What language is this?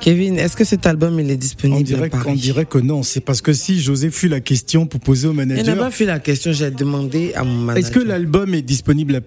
French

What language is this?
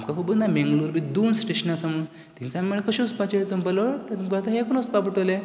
Konkani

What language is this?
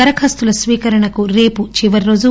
Telugu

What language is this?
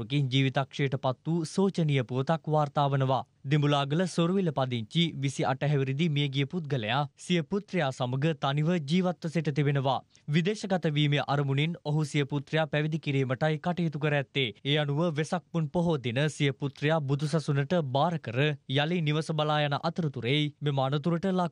Romanian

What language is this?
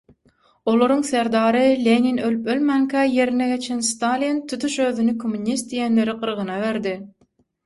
Turkmen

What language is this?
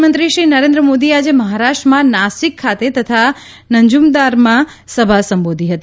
Gujarati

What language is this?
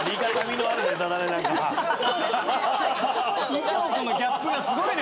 Japanese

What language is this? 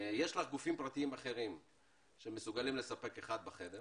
Hebrew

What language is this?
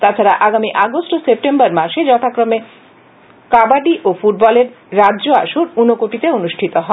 Bangla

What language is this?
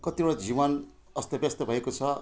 Nepali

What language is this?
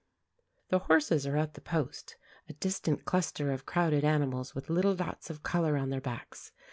English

